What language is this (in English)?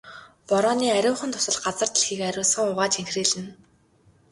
Mongolian